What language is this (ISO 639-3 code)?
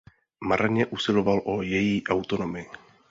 ces